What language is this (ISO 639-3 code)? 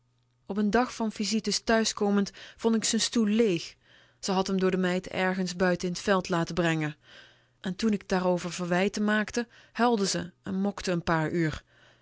nld